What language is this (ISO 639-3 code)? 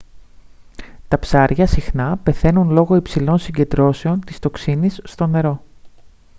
ell